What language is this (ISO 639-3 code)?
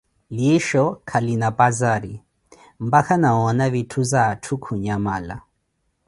eko